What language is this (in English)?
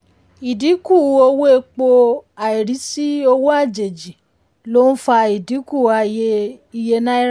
Yoruba